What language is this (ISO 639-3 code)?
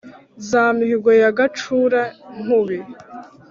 kin